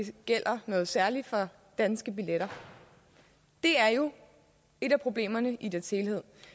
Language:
Danish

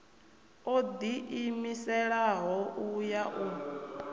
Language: Venda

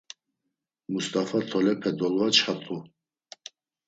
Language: Laz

